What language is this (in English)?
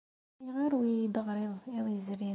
Kabyle